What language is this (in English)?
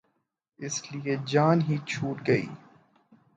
Urdu